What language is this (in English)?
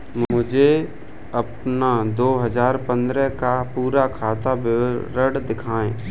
Hindi